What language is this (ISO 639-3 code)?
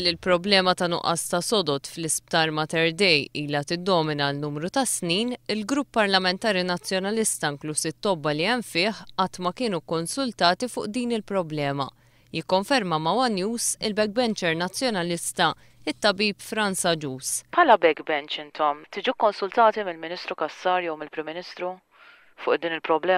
tur